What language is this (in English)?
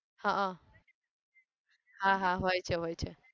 Gujarati